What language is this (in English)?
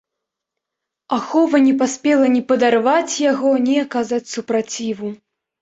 Belarusian